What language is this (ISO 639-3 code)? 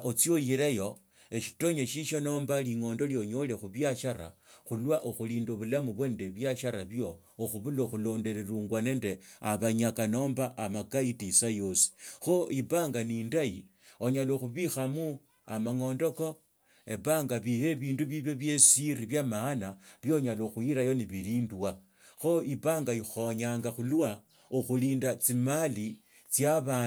lto